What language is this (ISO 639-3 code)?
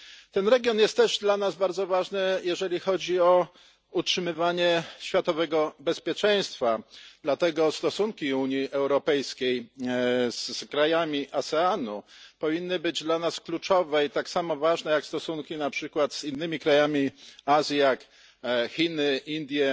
pol